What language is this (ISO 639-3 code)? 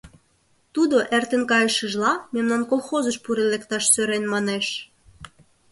chm